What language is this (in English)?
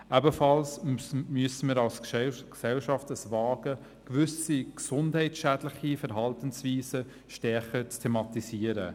Swiss German